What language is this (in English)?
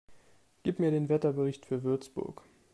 German